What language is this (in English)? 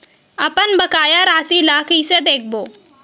Chhattisgarhi